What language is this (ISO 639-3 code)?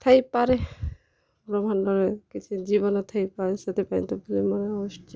ori